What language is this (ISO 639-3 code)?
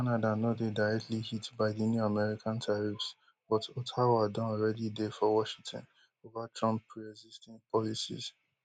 pcm